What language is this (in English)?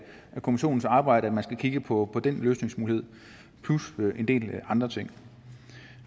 Danish